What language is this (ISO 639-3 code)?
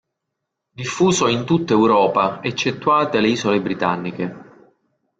ita